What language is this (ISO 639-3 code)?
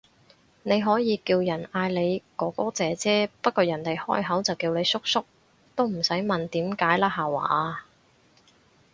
yue